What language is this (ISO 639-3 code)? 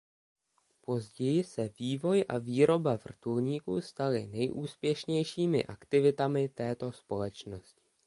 ces